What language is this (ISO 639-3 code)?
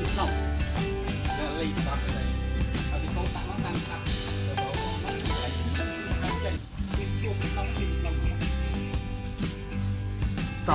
vie